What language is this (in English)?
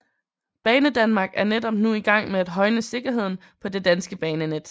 Danish